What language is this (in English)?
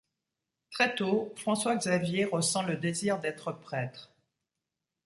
French